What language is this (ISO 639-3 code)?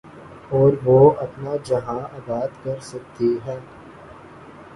urd